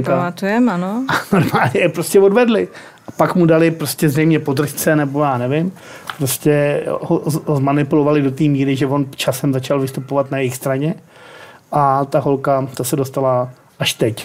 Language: Czech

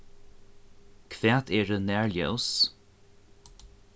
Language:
Faroese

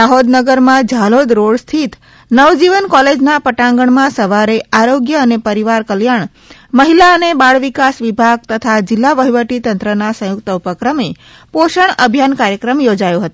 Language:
Gujarati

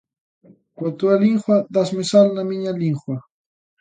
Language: Galician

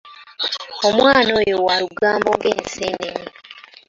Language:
Ganda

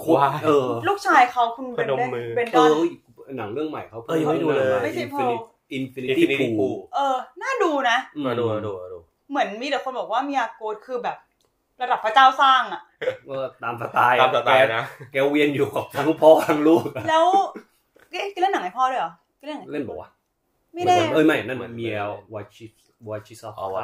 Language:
Thai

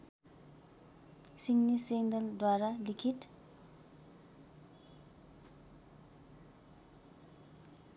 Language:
Nepali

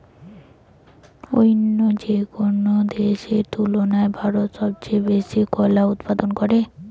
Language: Bangla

